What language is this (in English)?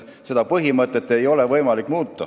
Estonian